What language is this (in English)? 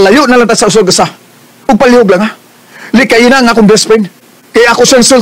Filipino